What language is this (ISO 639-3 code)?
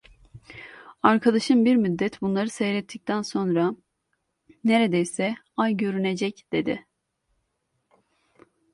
tur